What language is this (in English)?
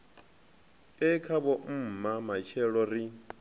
Venda